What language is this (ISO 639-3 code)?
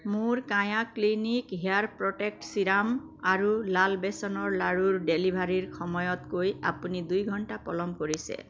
asm